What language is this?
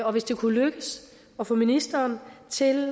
Danish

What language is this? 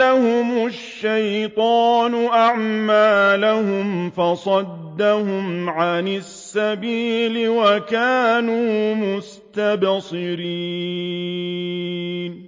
Arabic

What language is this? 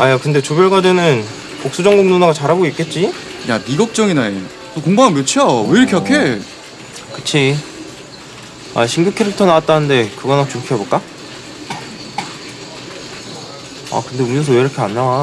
Korean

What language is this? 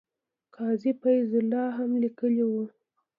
Pashto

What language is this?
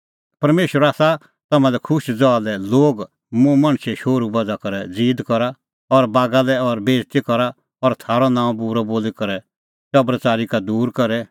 Kullu Pahari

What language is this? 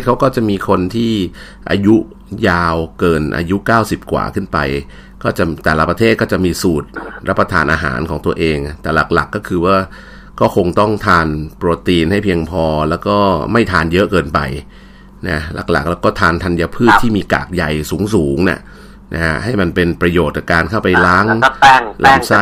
Thai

